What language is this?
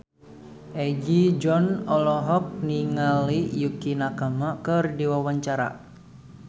Sundanese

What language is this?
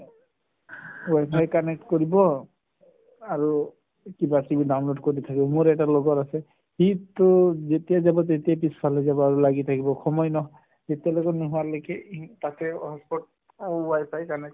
Assamese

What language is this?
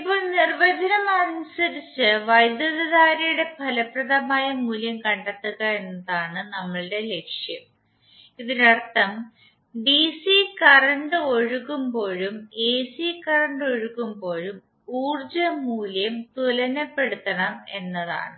Malayalam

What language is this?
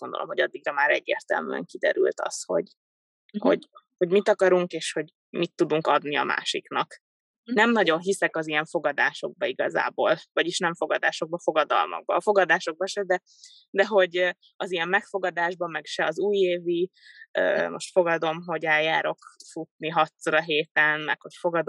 Hungarian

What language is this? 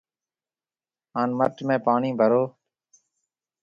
Marwari (Pakistan)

